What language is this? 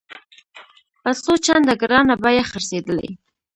Pashto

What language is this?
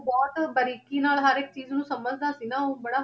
Punjabi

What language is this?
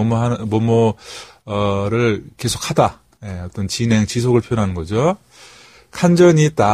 Korean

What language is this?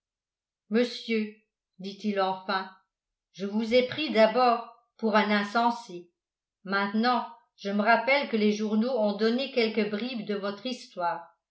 French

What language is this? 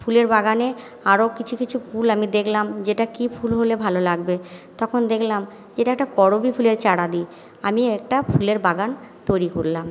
Bangla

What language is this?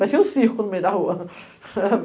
Portuguese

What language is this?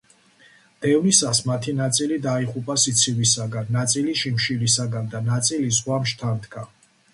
Georgian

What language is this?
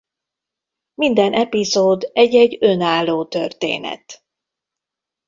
Hungarian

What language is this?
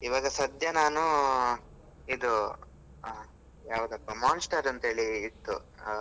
Kannada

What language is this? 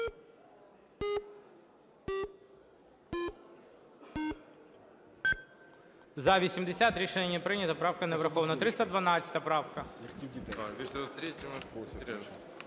Ukrainian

